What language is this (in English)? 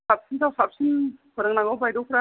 Bodo